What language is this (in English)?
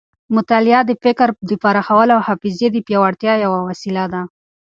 Pashto